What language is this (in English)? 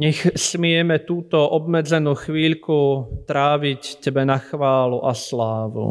Slovak